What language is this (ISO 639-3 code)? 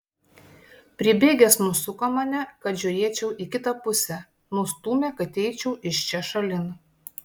lit